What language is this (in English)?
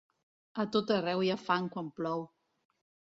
Catalan